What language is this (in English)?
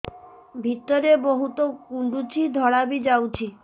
Odia